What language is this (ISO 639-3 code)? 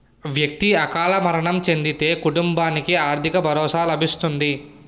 tel